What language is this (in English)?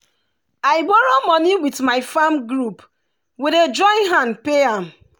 Nigerian Pidgin